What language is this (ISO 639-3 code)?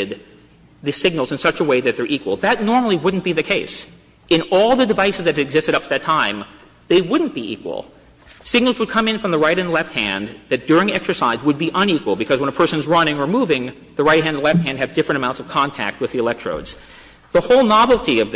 eng